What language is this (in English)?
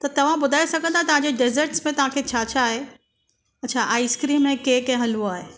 Sindhi